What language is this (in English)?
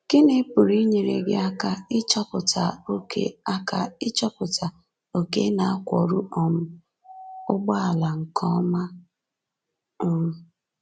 Igbo